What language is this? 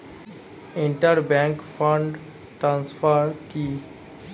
Bangla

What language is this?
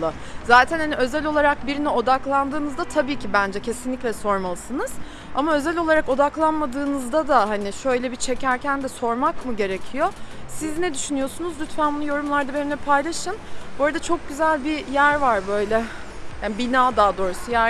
Turkish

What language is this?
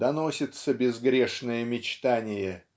Russian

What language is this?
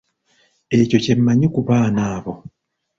Ganda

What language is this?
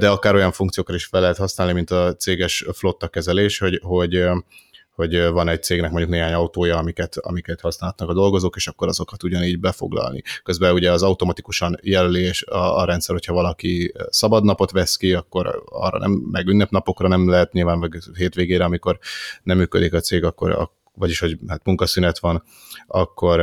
Hungarian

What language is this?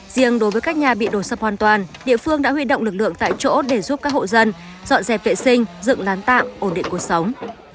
Vietnamese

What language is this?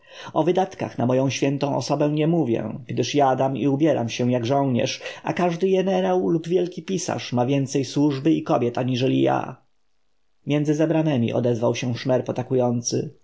Polish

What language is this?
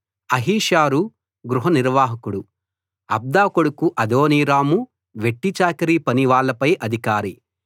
Telugu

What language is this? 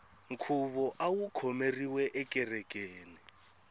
Tsonga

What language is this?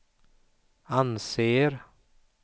Swedish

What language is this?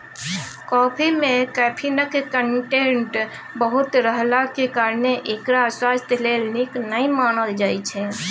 Maithili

